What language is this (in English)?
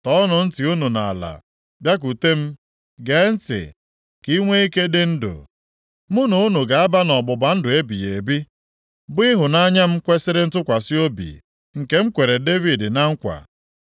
Igbo